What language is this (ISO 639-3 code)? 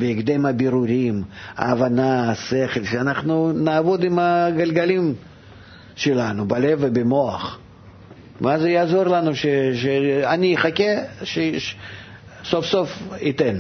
heb